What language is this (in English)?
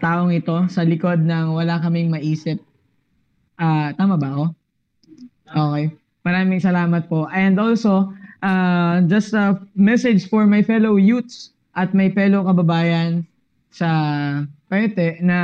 Filipino